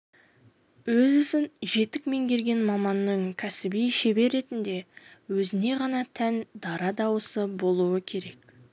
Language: Kazakh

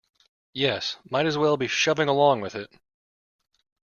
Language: English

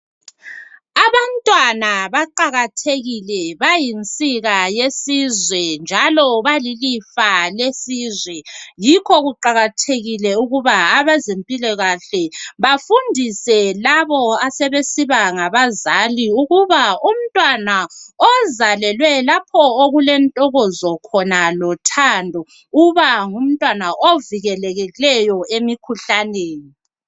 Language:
North Ndebele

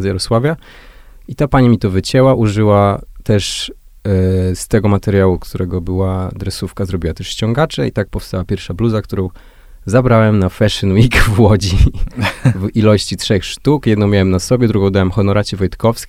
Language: Polish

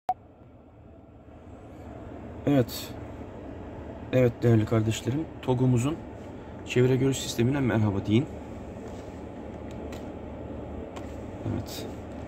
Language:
Turkish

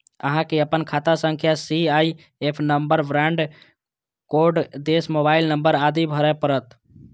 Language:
Maithili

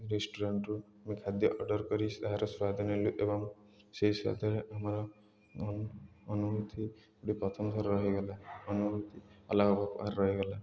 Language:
Odia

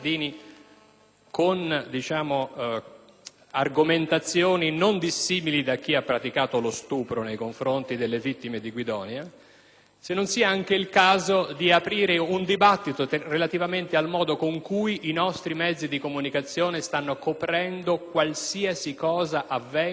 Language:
Italian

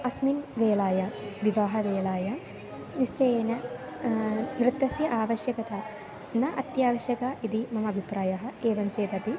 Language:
Sanskrit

